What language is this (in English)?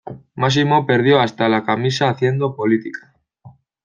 Spanish